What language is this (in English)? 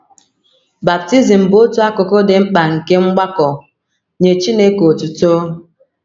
Igbo